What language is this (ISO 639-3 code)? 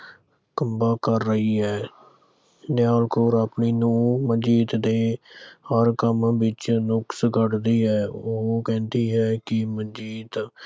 pan